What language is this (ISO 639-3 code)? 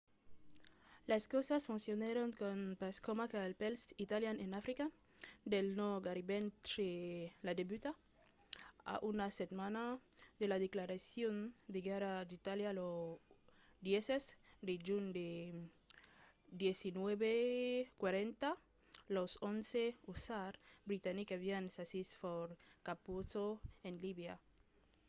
oci